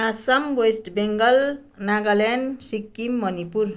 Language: Nepali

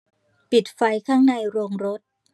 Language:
Thai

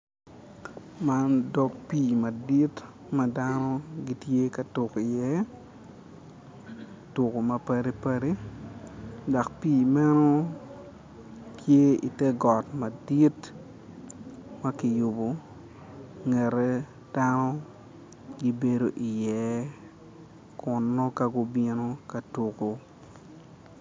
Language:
Acoli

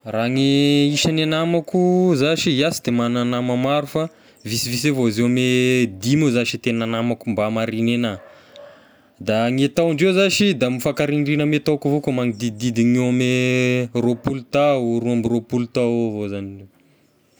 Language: Tesaka Malagasy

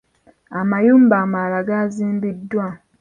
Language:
Ganda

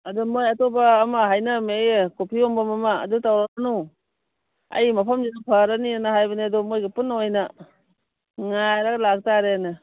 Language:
Manipuri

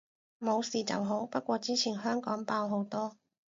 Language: Cantonese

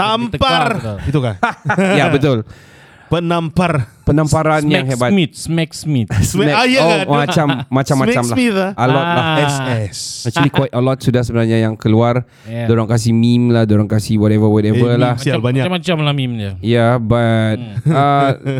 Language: Malay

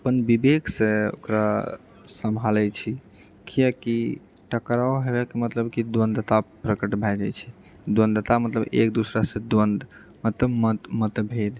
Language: Maithili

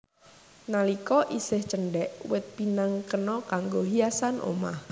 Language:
Javanese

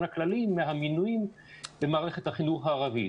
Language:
Hebrew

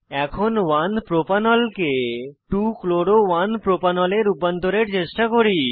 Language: Bangla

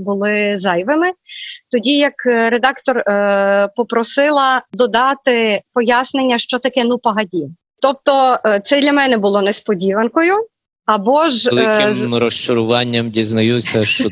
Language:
Ukrainian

